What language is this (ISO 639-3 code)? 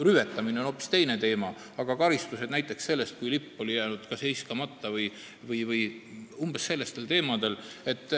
est